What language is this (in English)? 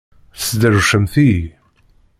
Kabyle